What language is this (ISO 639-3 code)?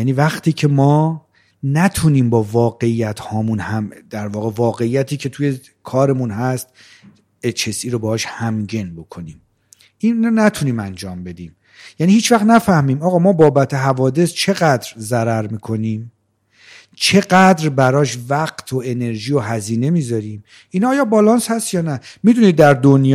fas